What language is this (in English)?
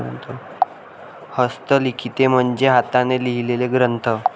Marathi